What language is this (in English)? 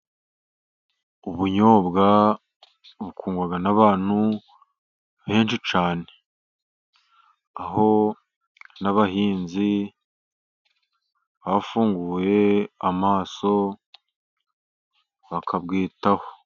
Kinyarwanda